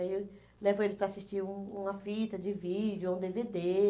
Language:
Portuguese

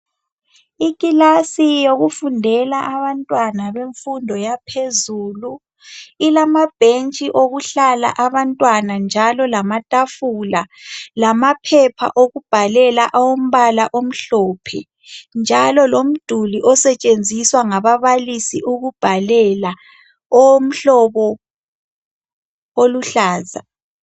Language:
North Ndebele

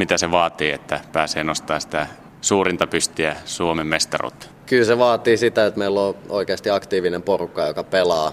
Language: Finnish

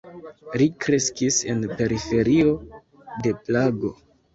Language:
Esperanto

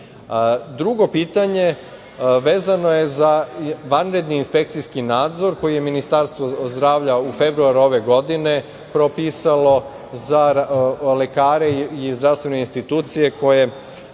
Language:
Serbian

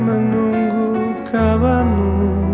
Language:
Indonesian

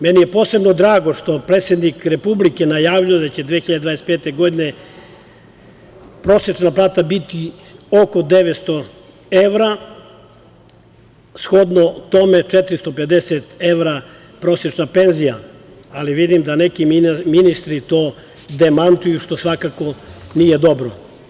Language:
Serbian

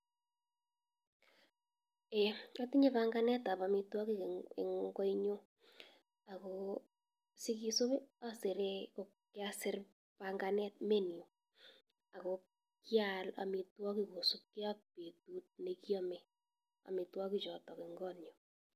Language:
Kalenjin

